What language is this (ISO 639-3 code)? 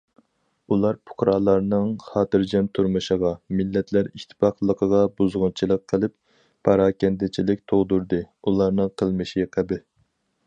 uig